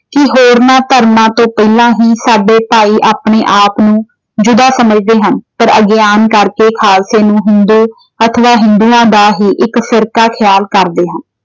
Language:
Punjabi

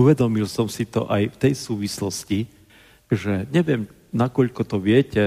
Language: Slovak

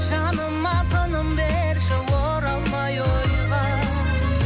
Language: Kazakh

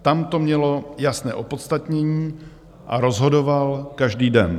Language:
Czech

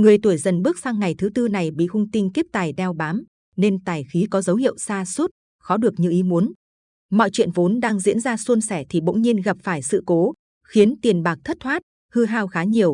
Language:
Vietnamese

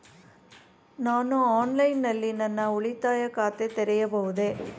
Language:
Kannada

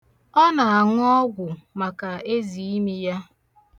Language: Igbo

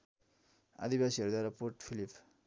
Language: Nepali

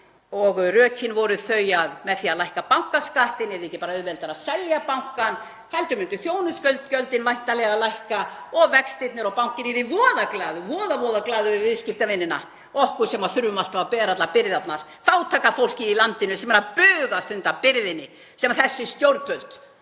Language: Icelandic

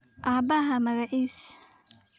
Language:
Somali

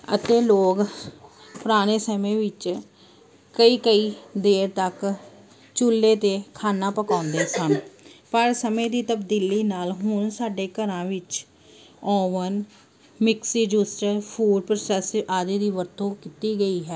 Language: Punjabi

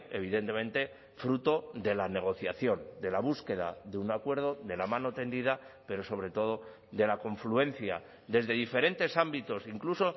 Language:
Spanish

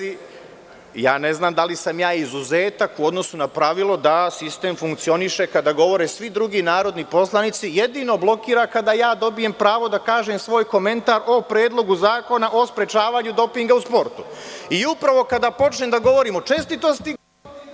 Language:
Serbian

